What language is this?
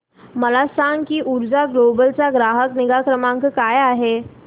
Marathi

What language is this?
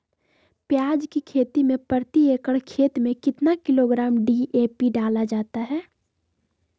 Magahi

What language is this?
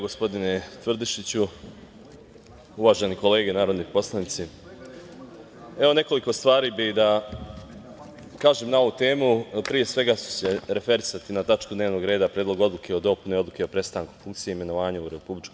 Serbian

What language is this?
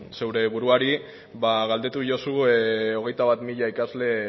Basque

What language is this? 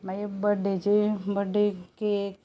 Konkani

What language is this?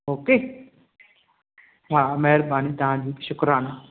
Sindhi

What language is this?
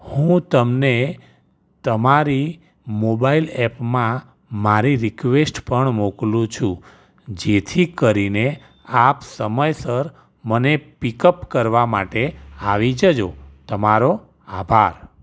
Gujarati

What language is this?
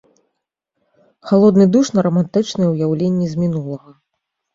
Belarusian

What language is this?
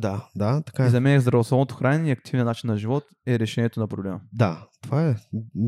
Bulgarian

